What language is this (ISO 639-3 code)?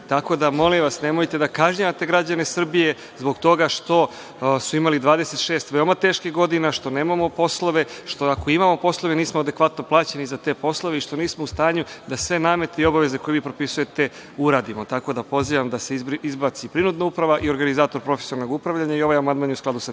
srp